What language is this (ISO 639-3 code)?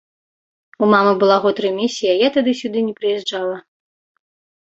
bel